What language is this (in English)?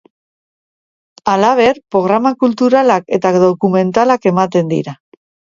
Basque